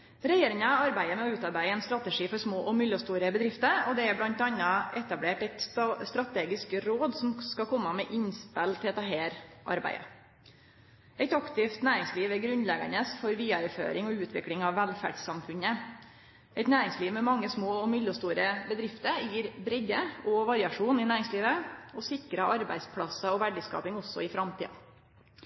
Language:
Norwegian Nynorsk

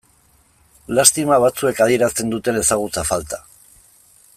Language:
Basque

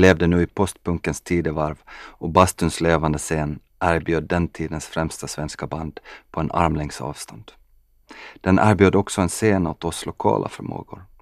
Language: Swedish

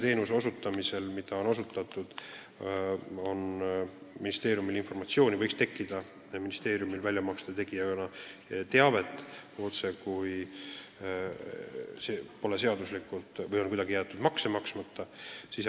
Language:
Estonian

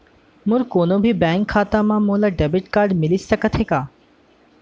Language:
Chhattisgarhi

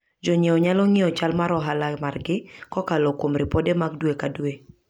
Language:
Luo (Kenya and Tanzania)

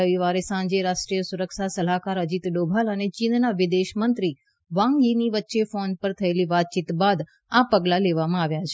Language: Gujarati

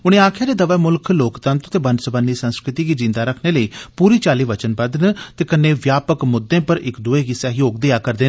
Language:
Dogri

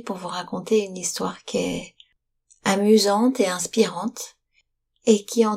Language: French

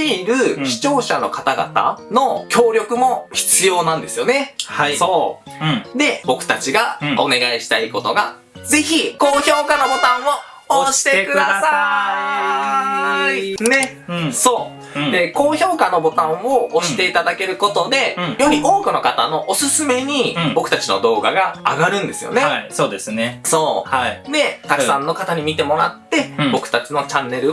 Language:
Japanese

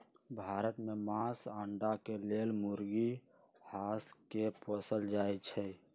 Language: Magahi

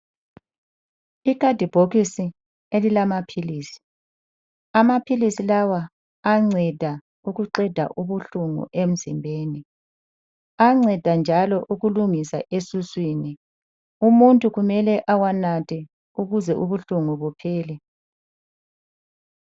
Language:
North Ndebele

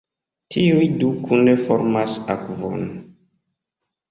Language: Esperanto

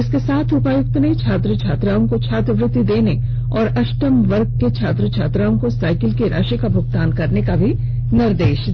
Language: Hindi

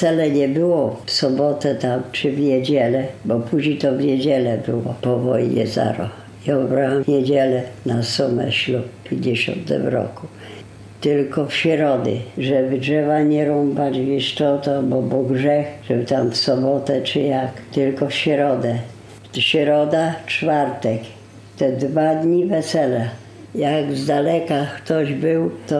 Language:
Polish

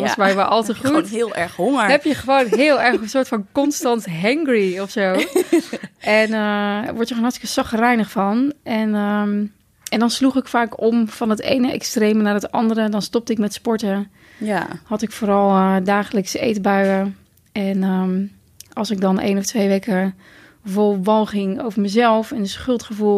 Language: Dutch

